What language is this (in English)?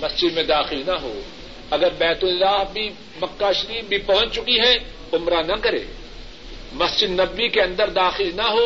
Urdu